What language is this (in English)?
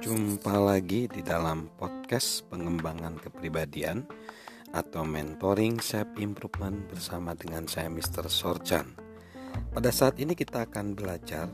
Indonesian